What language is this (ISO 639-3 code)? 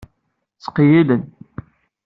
kab